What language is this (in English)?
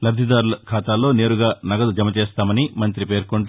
Telugu